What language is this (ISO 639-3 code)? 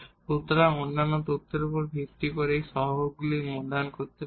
ben